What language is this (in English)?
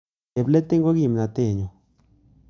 Kalenjin